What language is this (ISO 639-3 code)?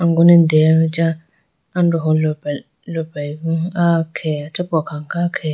clk